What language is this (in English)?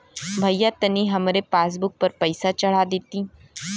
Bhojpuri